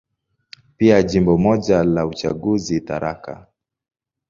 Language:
Swahili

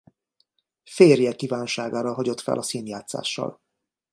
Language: Hungarian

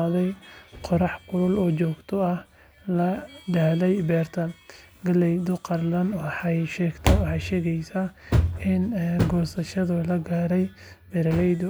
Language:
Somali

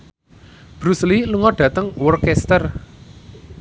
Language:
Javanese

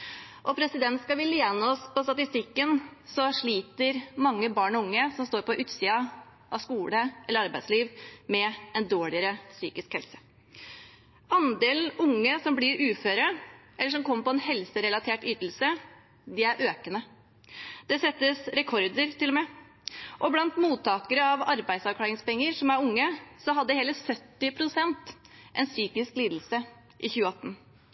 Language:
Norwegian Bokmål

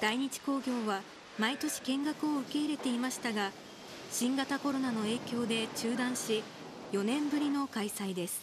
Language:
Japanese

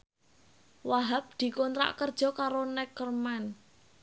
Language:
Javanese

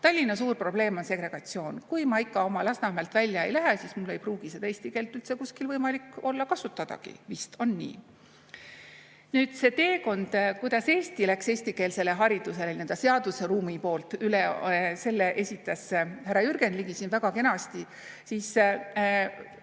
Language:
Estonian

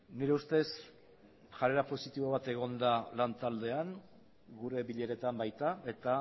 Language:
Basque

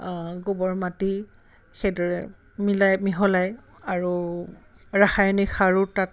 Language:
Assamese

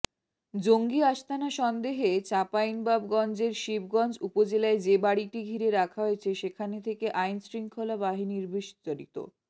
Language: Bangla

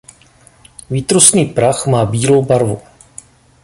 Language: Czech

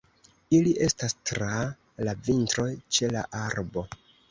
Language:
Esperanto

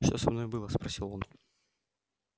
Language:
Russian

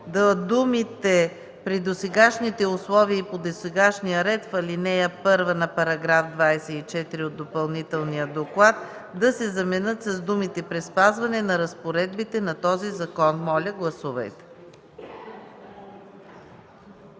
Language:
Bulgarian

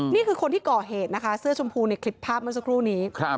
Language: Thai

